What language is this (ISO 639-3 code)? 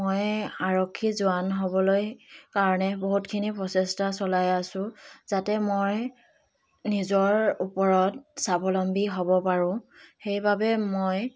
asm